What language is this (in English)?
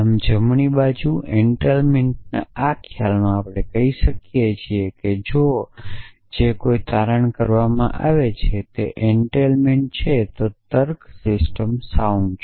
Gujarati